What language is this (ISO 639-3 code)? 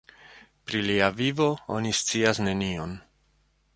epo